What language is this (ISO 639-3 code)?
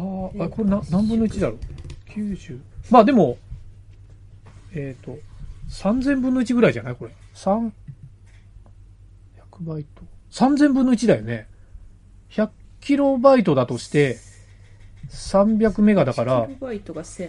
jpn